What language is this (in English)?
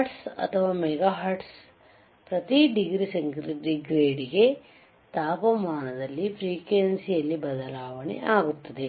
Kannada